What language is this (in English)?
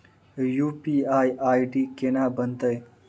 Maithili